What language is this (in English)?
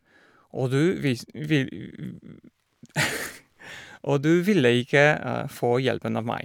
Norwegian